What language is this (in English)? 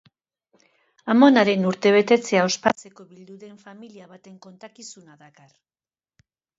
Basque